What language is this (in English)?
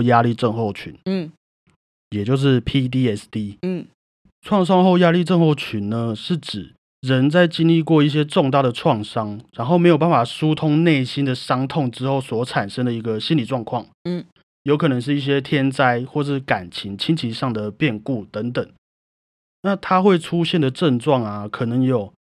Chinese